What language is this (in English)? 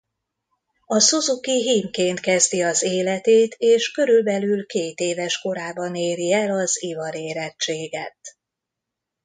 Hungarian